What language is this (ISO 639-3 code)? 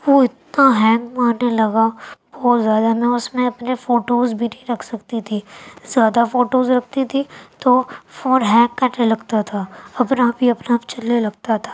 urd